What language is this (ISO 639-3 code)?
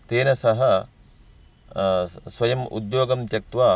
san